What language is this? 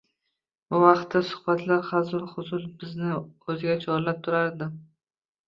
Uzbek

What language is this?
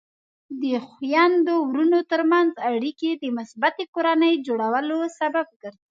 Pashto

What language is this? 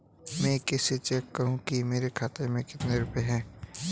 Hindi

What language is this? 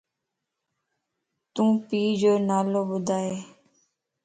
Lasi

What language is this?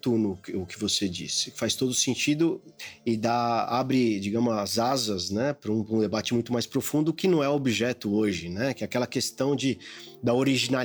Portuguese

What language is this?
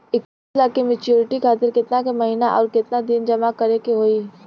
Bhojpuri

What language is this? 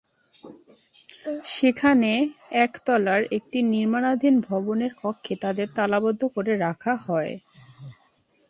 Bangla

